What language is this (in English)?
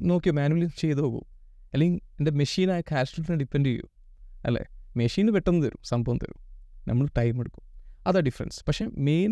Malayalam